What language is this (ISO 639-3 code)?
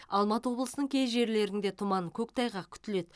kaz